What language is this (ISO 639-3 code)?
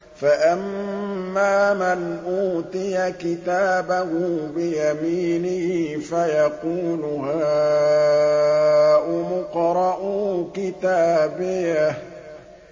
ara